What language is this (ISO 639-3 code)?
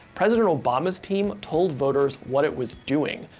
eng